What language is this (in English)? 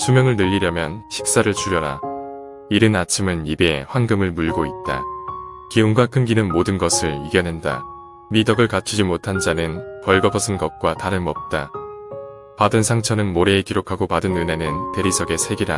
Korean